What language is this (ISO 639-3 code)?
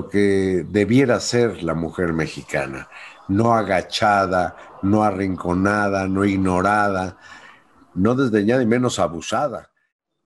spa